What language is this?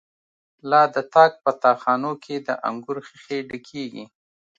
Pashto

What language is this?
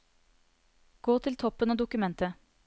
Norwegian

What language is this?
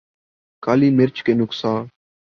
Urdu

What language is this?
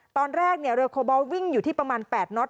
Thai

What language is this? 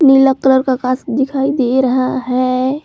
Hindi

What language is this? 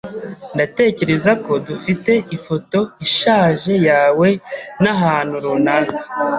Kinyarwanda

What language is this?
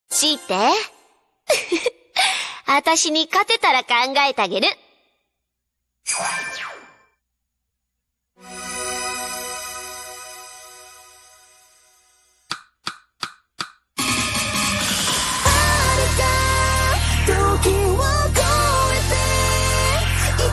Japanese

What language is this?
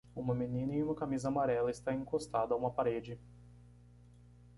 Portuguese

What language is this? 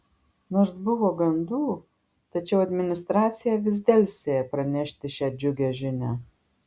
Lithuanian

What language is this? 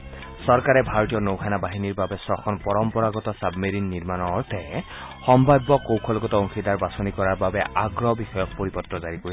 Assamese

